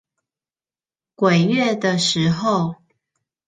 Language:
Chinese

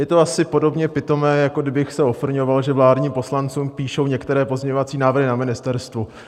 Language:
Czech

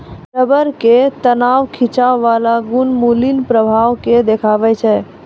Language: Maithili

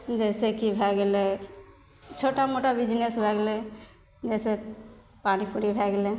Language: Maithili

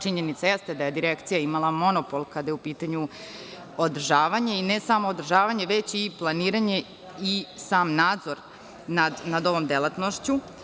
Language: Serbian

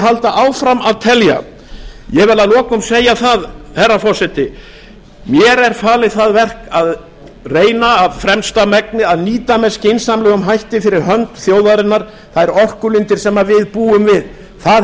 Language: Icelandic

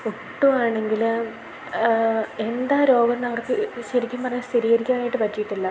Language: Malayalam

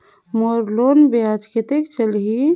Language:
Chhattisgarhi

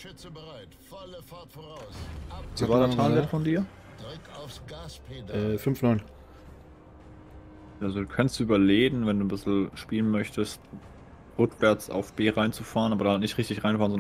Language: German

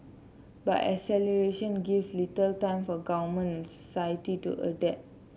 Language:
English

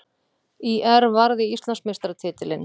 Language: Icelandic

